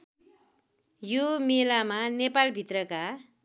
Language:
Nepali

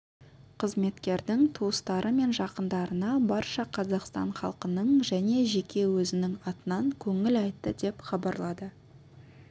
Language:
Kazakh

